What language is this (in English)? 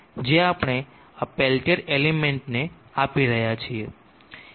Gujarati